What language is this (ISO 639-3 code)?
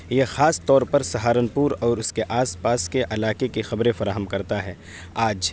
urd